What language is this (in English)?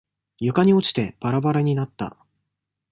Japanese